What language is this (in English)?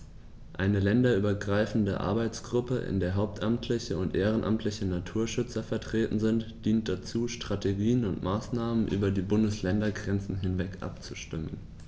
German